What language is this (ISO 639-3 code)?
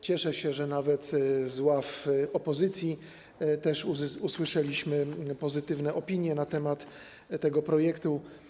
pol